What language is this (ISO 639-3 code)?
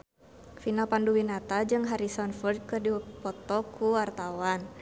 sun